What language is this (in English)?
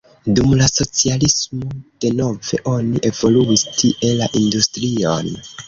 Esperanto